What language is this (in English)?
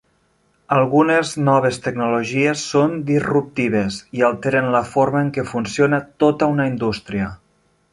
Catalan